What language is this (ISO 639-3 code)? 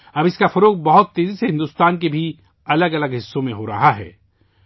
urd